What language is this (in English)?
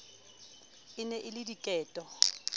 Southern Sotho